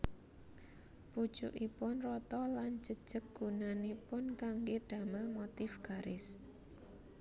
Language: Javanese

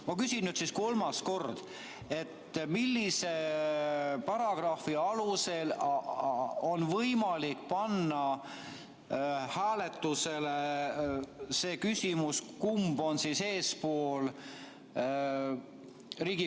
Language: Estonian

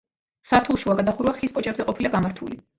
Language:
Georgian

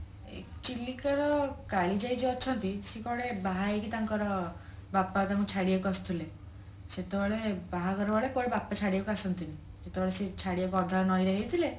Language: Odia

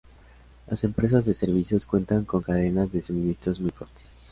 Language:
Spanish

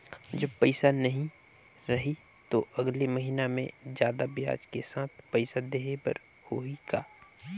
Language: Chhattisgarhi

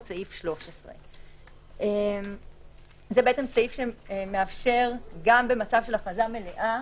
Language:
Hebrew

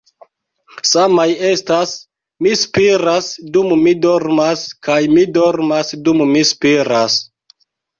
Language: Esperanto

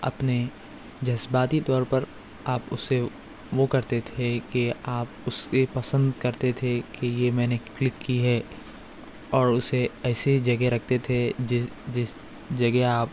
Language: Urdu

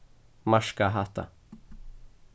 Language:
Faroese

